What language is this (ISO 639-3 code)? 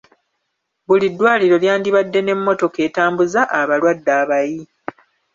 lug